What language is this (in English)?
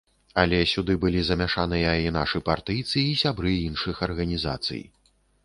Belarusian